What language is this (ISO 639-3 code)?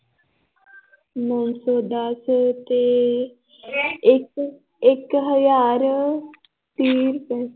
pan